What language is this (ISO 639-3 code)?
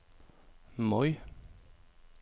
nor